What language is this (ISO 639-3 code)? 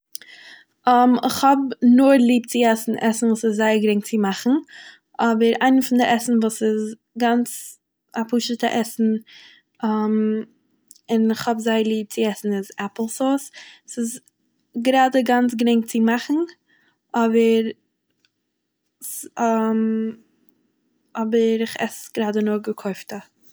yid